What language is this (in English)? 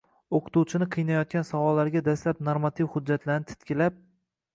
Uzbek